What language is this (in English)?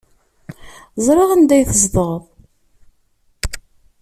Kabyle